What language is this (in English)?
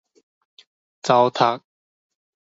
Min Nan Chinese